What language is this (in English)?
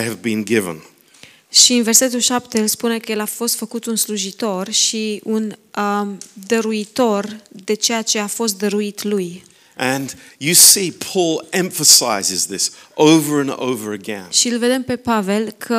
Romanian